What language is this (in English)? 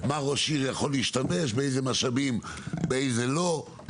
Hebrew